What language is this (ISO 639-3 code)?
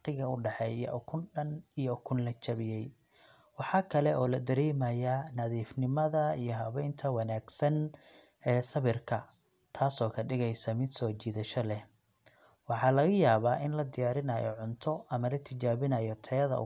som